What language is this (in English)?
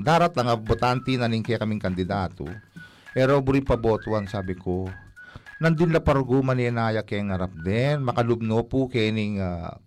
Filipino